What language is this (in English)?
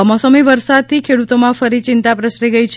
Gujarati